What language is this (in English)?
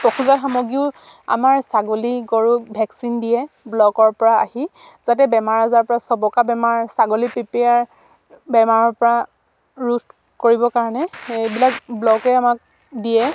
Assamese